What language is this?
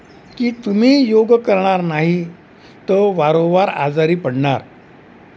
Marathi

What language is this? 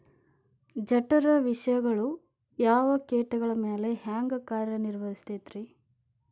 Kannada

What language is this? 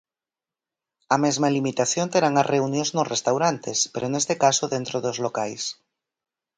Galician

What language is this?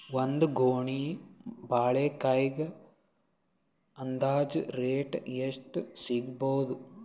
Kannada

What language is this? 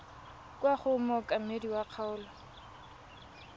Tswana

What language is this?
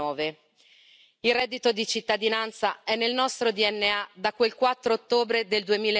Italian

